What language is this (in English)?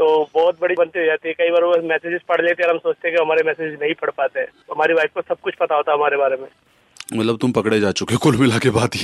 Hindi